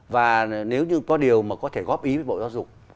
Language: Vietnamese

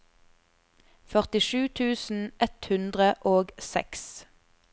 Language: Norwegian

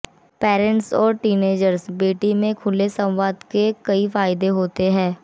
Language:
Hindi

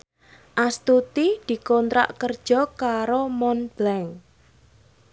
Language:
Javanese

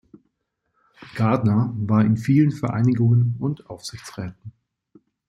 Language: German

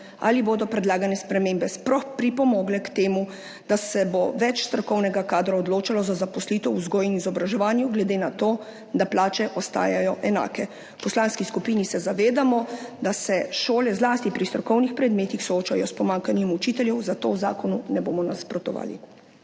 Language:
Slovenian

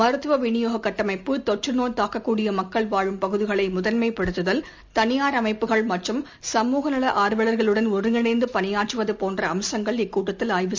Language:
Tamil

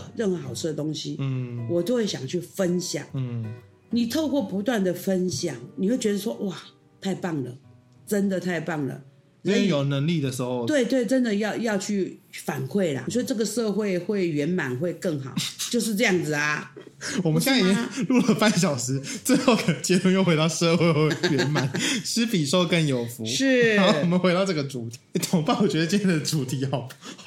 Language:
Chinese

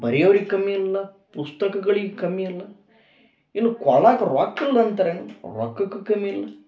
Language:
Kannada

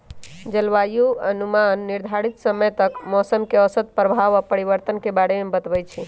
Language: Magahi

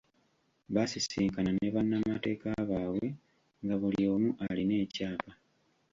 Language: Ganda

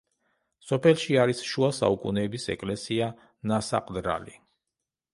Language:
Georgian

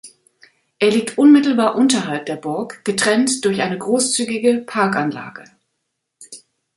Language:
German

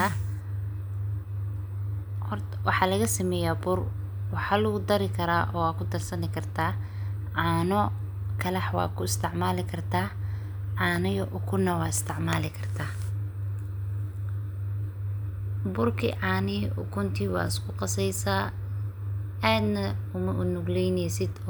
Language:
Somali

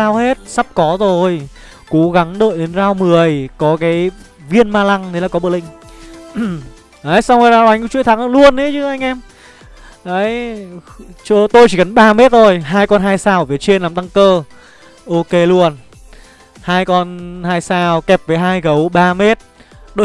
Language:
Vietnamese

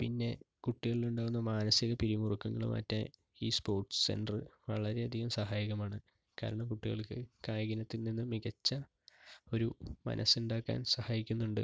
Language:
Malayalam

